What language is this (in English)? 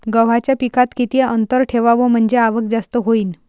Marathi